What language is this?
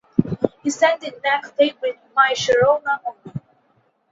English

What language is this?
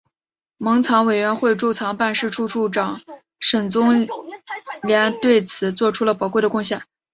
Chinese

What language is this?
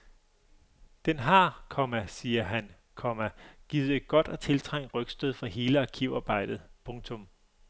Danish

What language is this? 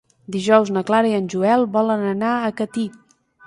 Catalan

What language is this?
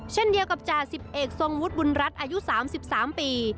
Thai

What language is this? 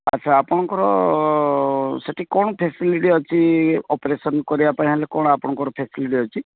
Odia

